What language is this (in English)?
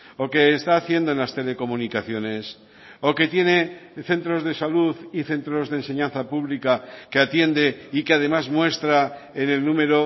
Spanish